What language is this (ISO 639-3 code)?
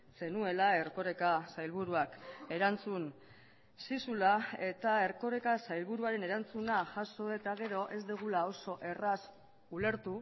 eus